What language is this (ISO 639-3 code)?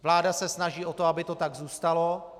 ces